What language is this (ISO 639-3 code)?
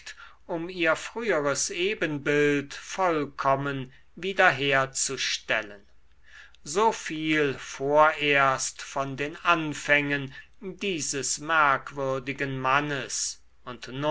deu